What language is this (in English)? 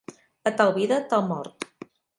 Catalan